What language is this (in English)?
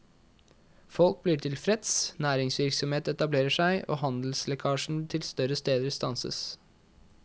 Norwegian